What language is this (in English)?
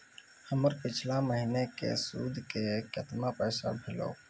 Maithili